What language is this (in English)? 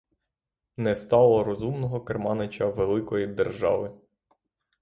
Ukrainian